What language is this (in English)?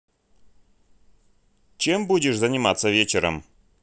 Russian